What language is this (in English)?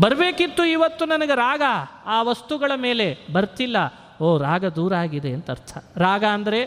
Kannada